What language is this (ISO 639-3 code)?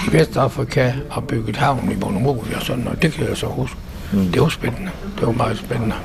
dan